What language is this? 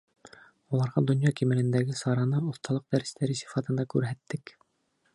Bashkir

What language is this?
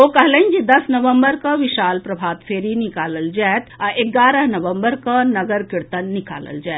Maithili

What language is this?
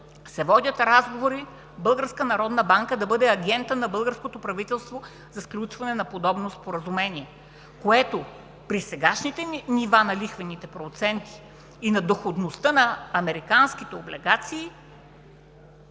Bulgarian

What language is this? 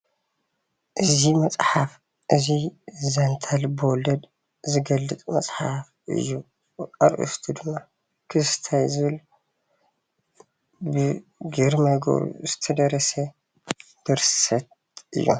Tigrinya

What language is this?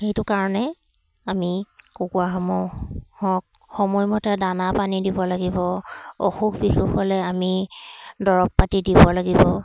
Assamese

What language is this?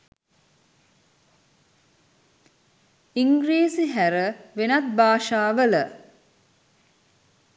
Sinhala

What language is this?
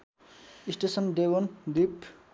Nepali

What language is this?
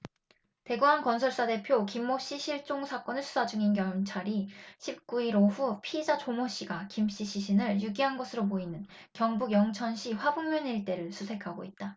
Korean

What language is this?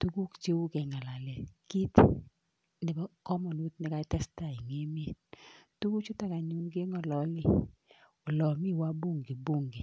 Kalenjin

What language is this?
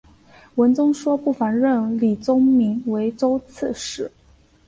Chinese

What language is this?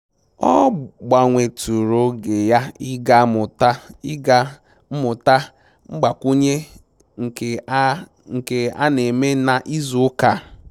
Igbo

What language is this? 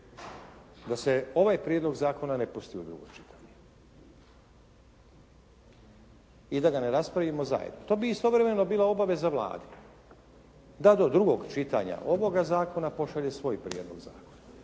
Croatian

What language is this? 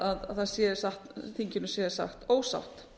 Icelandic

